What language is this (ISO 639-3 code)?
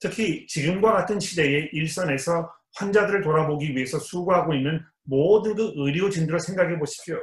kor